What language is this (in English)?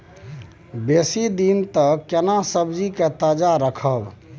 Maithili